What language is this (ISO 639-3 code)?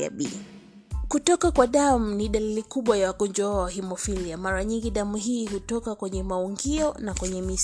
swa